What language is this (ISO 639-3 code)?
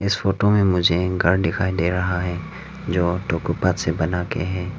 hin